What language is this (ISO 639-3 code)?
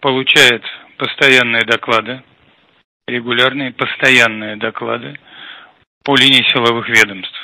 rus